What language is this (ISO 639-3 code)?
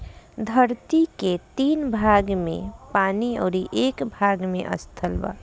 bho